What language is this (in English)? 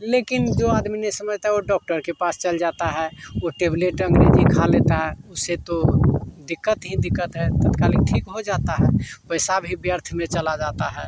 Hindi